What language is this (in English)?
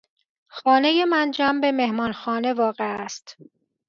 Persian